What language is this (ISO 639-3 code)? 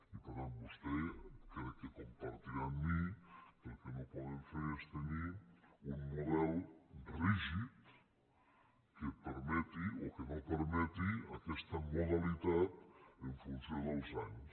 cat